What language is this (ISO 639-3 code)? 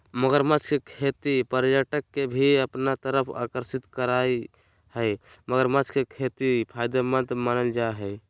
mag